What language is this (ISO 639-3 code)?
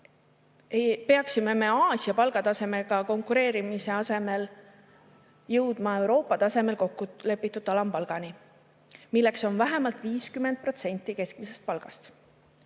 est